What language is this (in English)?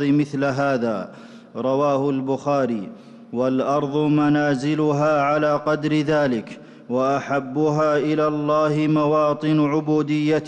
Arabic